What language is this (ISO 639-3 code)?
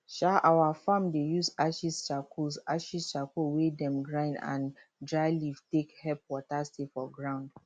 pcm